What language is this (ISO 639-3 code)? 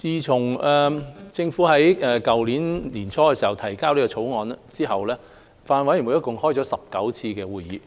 yue